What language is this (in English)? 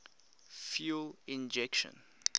English